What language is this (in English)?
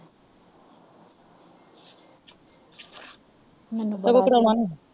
Punjabi